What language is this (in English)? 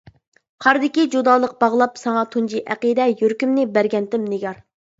Uyghur